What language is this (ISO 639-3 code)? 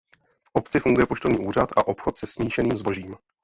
ces